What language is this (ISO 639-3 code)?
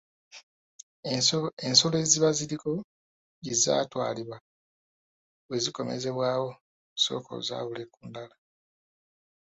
lug